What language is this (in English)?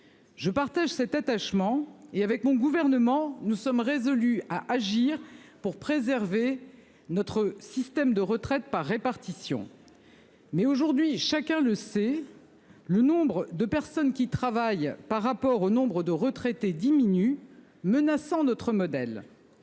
French